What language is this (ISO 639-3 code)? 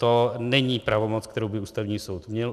ces